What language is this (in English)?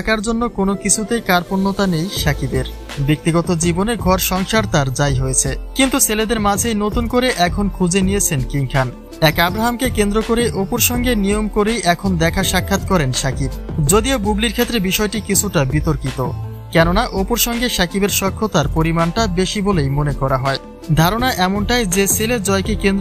Bangla